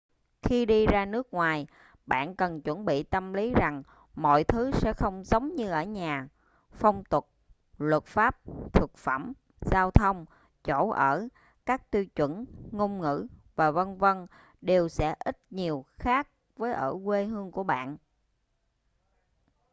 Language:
Vietnamese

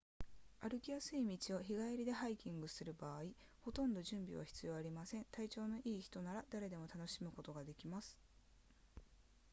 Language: Japanese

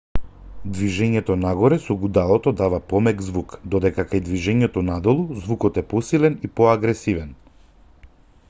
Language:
Macedonian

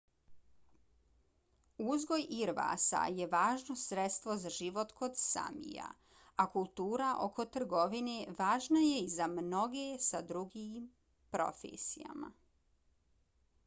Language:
Bosnian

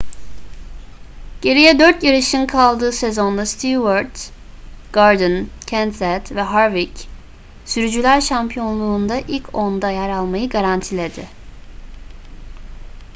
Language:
Turkish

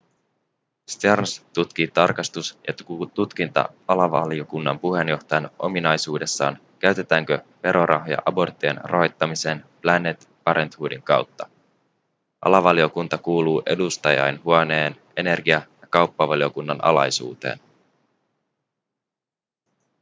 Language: Finnish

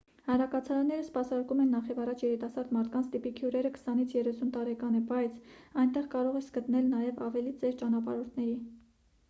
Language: Armenian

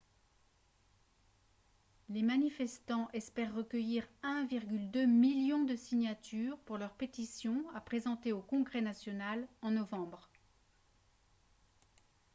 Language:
French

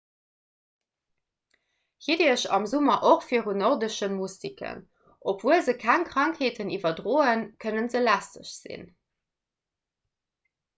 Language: Luxembourgish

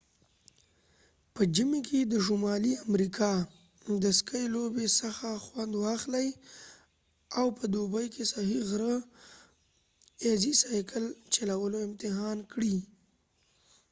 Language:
Pashto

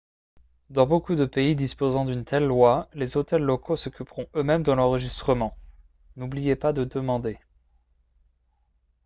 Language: French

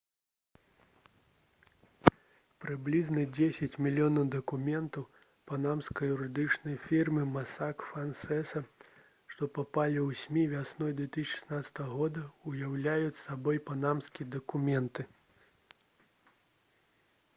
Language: Belarusian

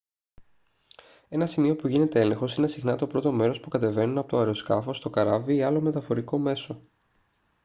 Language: Greek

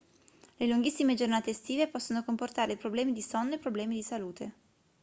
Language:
Italian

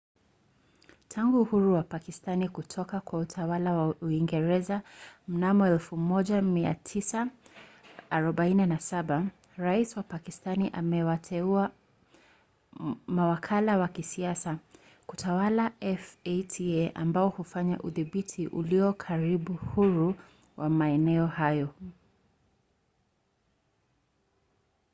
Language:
Swahili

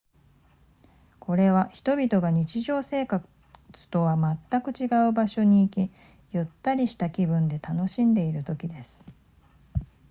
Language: Japanese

